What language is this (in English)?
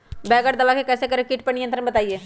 Magahi